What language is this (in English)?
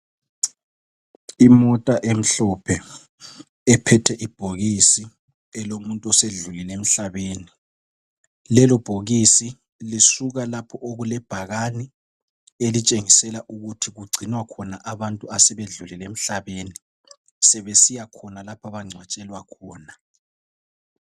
North Ndebele